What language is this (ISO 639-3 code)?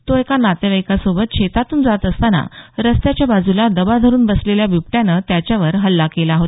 mar